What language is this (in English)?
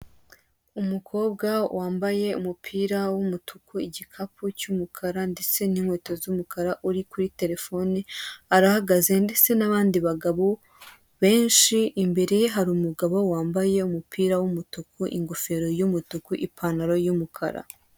Kinyarwanda